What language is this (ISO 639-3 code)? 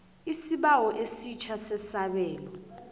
nbl